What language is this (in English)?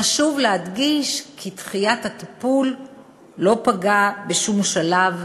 Hebrew